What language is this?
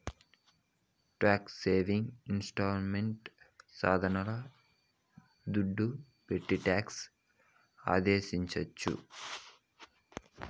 Telugu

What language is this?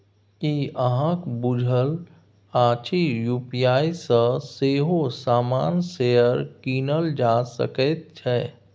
Maithili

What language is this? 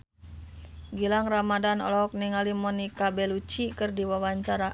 Sundanese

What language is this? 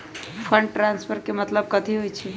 Magahi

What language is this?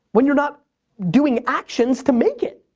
English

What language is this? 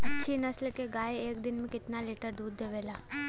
Bhojpuri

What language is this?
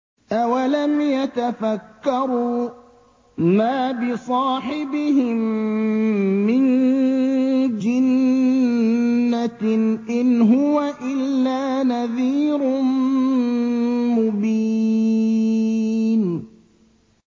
Arabic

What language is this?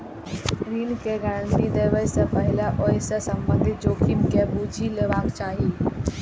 Maithili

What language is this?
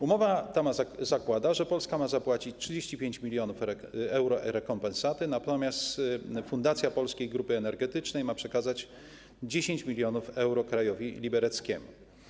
Polish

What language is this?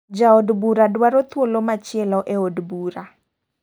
Luo (Kenya and Tanzania)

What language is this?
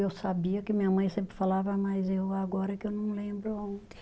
Portuguese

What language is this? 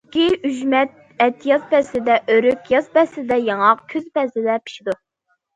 Uyghur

